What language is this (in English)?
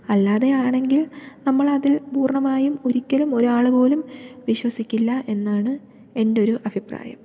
Malayalam